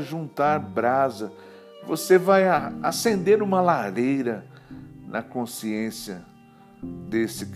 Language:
Portuguese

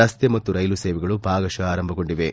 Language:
Kannada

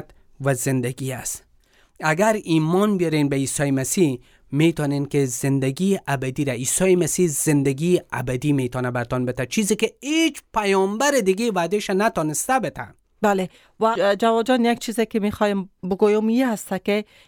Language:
Persian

